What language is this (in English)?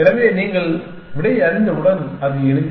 Tamil